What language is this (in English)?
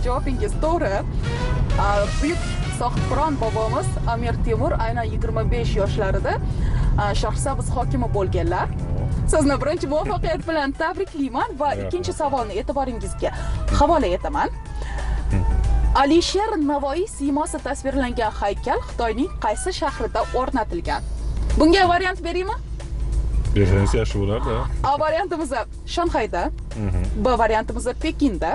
Turkish